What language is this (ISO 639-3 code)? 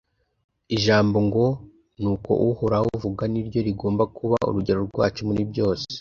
kin